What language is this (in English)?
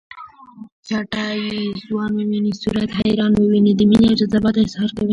Pashto